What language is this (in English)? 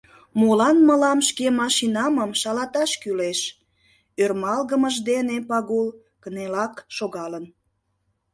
Mari